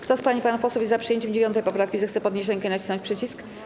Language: Polish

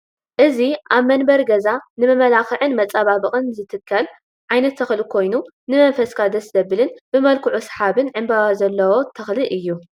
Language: Tigrinya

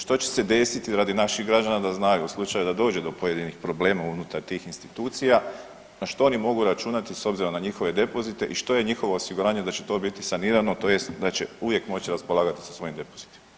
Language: Croatian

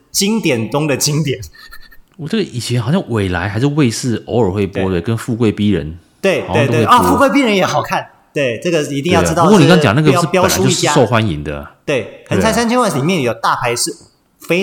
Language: Chinese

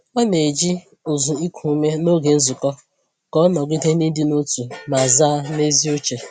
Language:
Igbo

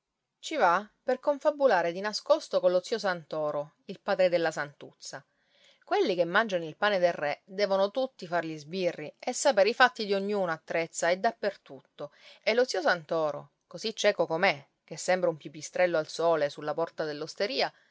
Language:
Italian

